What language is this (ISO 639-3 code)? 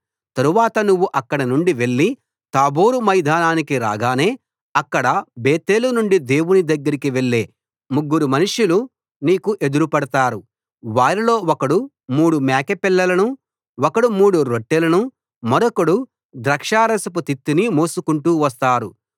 tel